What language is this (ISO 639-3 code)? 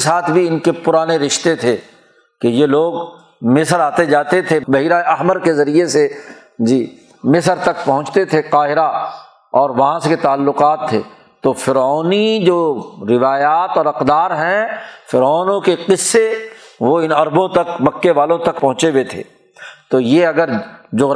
urd